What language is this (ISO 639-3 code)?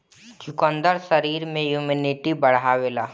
bho